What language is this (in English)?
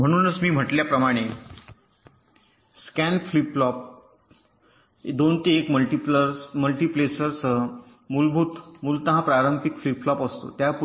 Marathi